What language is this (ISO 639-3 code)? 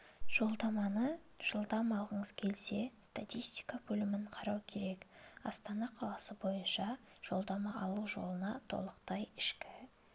kaz